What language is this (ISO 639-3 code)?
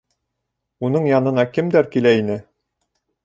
bak